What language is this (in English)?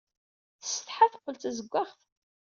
Kabyle